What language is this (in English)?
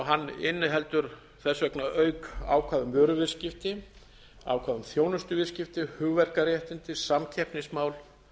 Icelandic